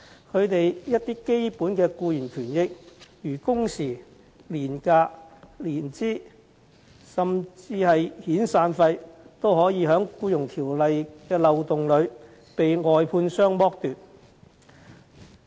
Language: Cantonese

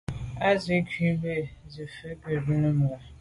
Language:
Medumba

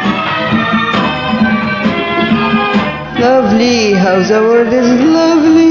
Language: Arabic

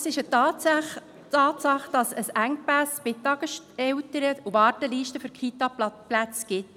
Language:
Swiss German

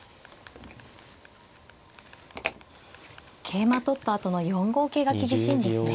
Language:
Japanese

